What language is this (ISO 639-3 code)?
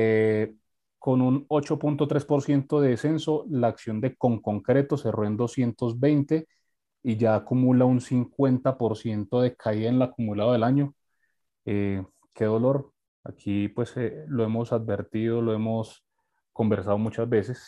spa